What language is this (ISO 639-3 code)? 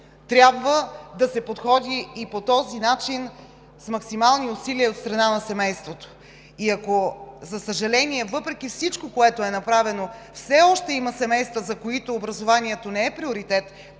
bul